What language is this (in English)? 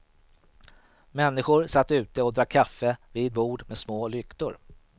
Swedish